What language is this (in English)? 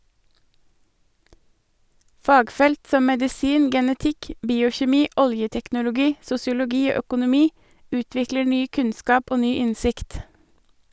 Norwegian